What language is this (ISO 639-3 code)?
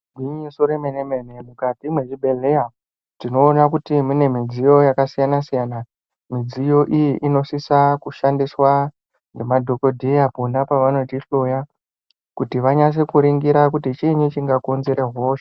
ndc